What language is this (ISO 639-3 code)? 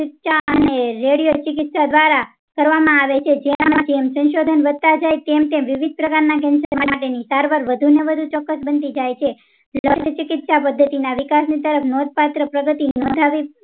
guj